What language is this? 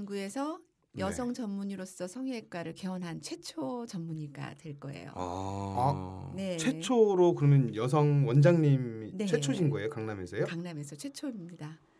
Korean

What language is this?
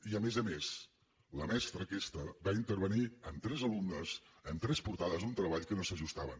Catalan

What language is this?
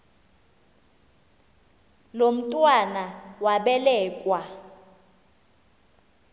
Xhosa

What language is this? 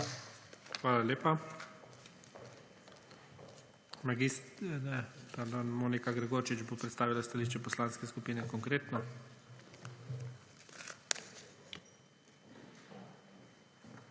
Slovenian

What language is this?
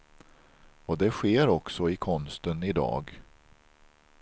Swedish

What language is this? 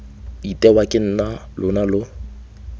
Tswana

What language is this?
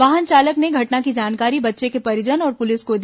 Hindi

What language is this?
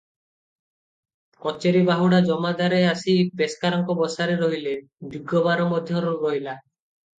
Odia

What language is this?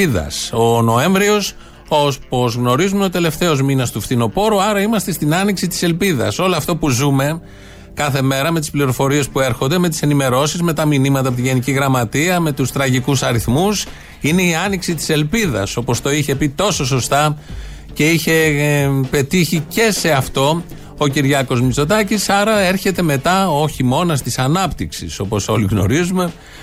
Greek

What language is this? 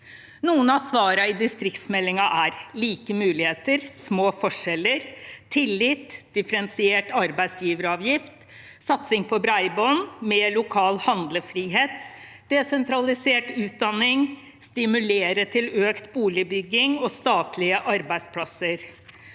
Norwegian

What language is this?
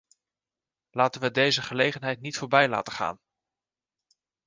Dutch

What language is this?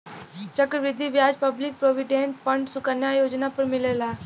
Bhojpuri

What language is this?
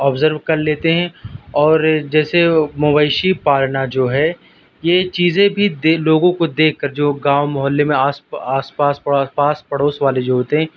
Urdu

